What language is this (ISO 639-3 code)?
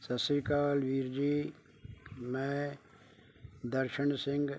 pan